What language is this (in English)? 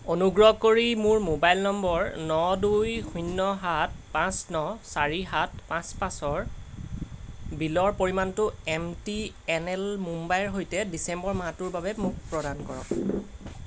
Assamese